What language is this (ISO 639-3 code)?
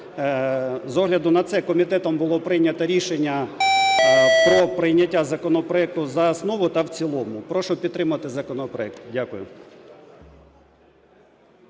ukr